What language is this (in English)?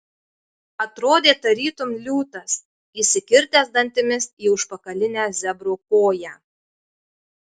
Lithuanian